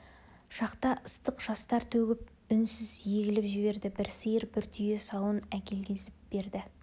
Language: Kazakh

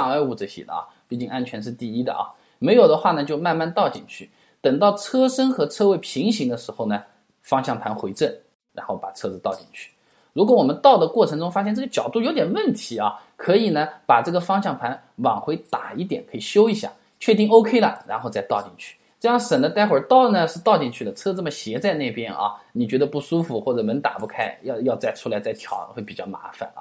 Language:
Chinese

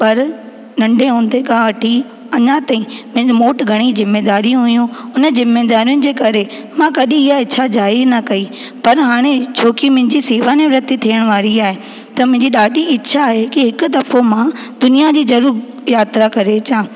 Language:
Sindhi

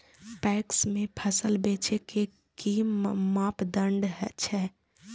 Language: Maithili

